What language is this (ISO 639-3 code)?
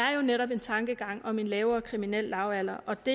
dan